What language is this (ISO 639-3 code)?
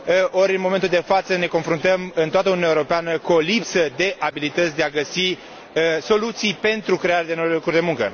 ron